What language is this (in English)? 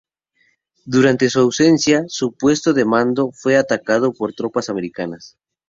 Spanish